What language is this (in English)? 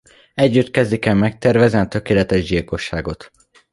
Hungarian